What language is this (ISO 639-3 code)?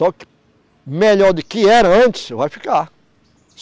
por